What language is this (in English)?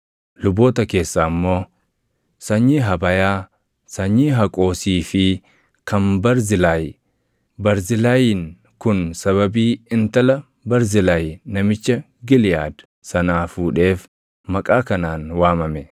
Oromo